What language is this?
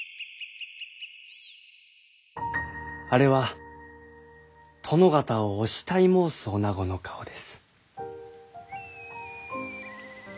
Japanese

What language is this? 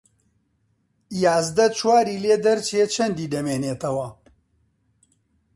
Central Kurdish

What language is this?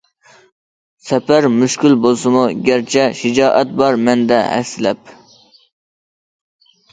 Uyghur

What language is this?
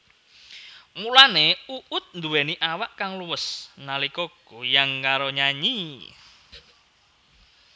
Javanese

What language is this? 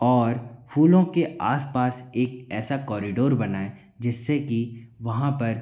Hindi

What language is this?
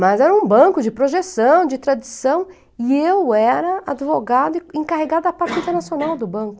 Portuguese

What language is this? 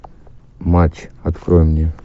Russian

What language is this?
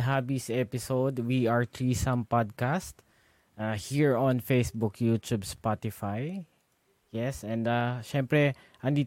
Filipino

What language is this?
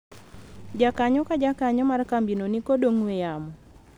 Luo (Kenya and Tanzania)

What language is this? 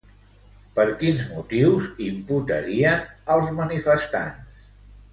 Catalan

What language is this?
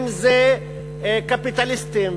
Hebrew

